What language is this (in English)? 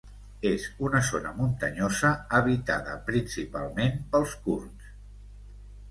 Catalan